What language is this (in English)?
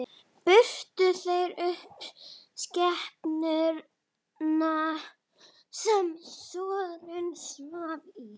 Icelandic